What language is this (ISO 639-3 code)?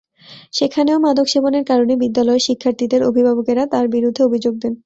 ben